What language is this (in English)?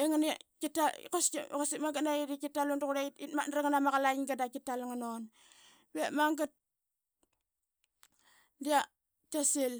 Qaqet